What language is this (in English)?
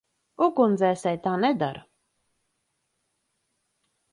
Latvian